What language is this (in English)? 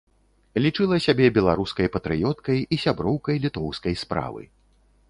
Belarusian